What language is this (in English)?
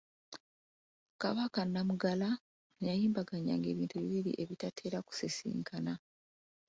Ganda